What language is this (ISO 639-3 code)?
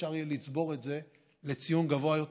heb